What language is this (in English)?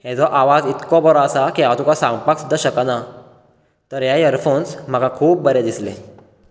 Konkani